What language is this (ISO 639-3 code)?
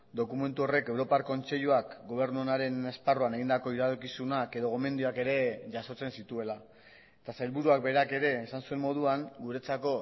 eus